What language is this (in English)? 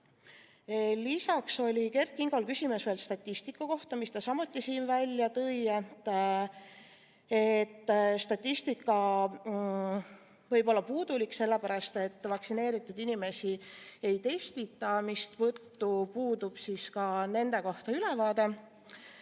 Estonian